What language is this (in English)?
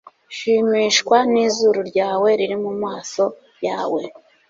Kinyarwanda